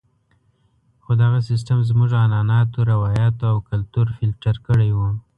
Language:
Pashto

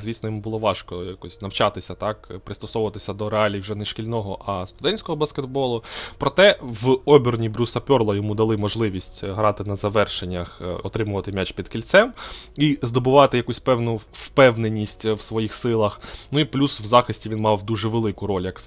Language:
Ukrainian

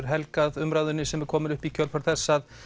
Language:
Icelandic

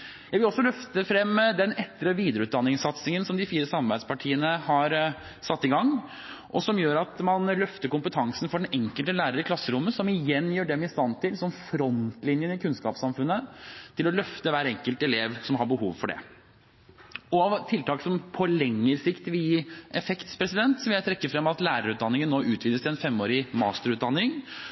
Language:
Norwegian Bokmål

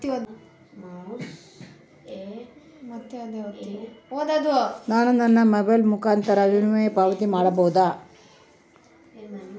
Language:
Kannada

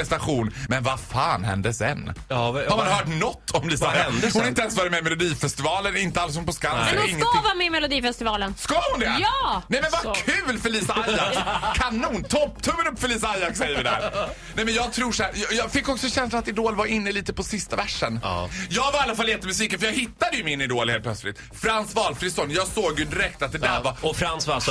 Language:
Swedish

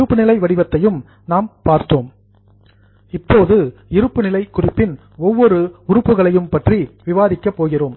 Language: Tamil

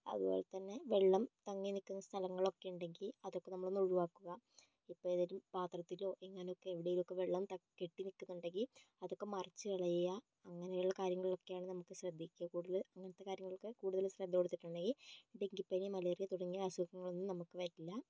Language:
Malayalam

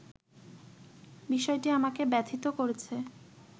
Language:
Bangla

